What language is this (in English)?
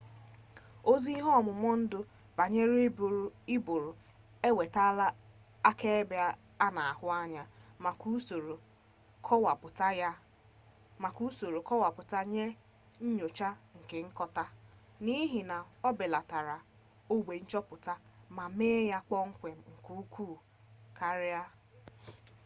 Igbo